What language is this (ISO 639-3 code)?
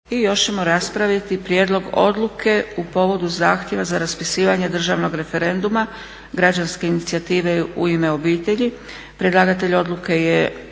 hrv